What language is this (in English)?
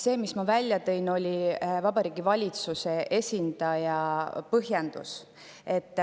Estonian